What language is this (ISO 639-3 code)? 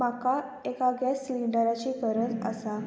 kok